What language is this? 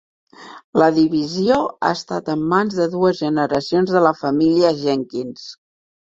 Catalan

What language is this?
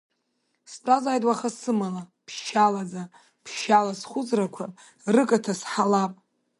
Abkhazian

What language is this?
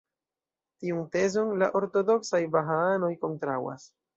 Esperanto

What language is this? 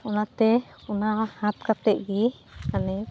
Santali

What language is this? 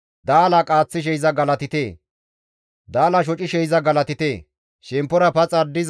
Gamo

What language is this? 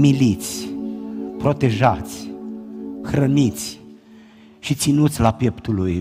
Romanian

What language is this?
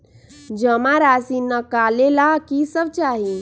Magahi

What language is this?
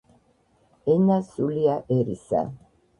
Georgian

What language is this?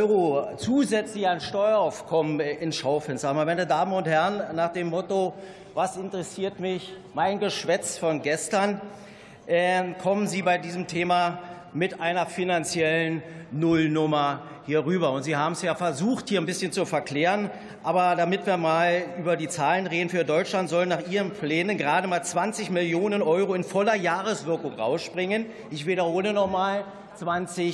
German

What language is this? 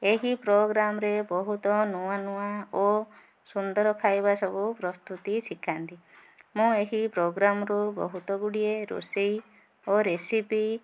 Odia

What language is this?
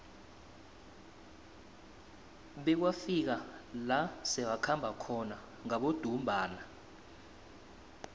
South Ndebele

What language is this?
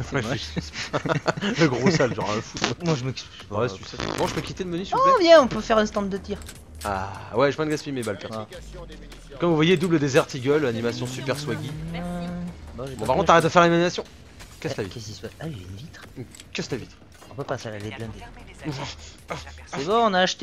French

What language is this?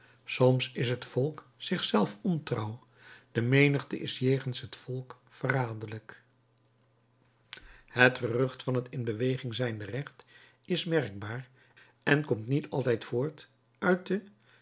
Dutch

